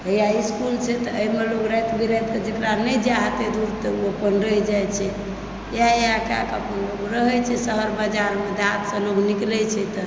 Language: Maithili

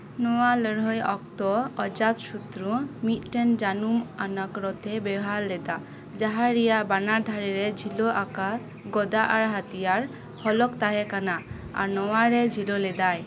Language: Santali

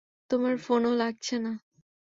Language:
Bangla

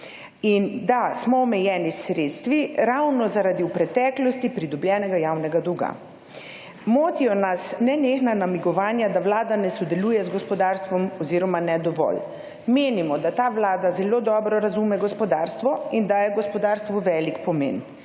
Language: Slovenian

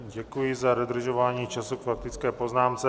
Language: Czech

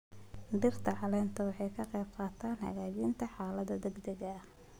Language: Somali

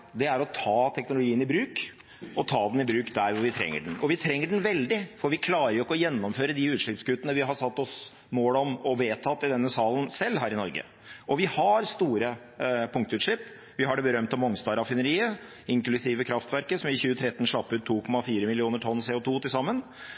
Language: Norwegian Bokmål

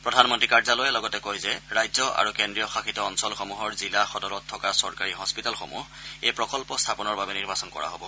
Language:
Assamese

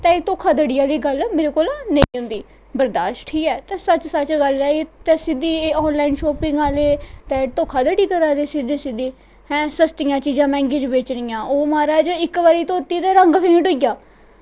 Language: Dogri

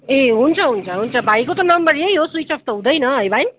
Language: Nepali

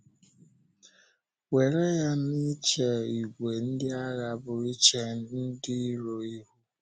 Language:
Igbo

